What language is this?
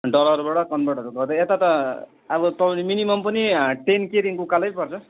Nepali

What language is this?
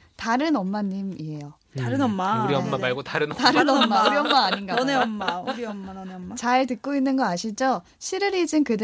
Korean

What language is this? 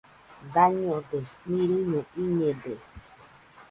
Nüpode Huitoto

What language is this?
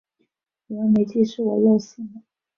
Chinese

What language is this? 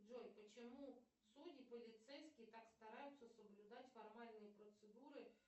Russian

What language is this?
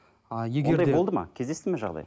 Kazakh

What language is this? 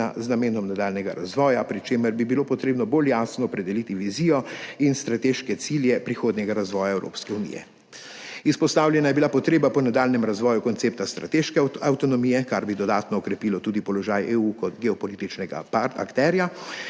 Slovenian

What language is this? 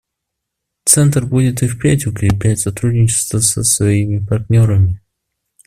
Russian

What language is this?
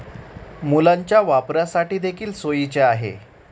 Marathi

